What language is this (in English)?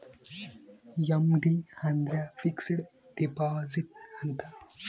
Kannada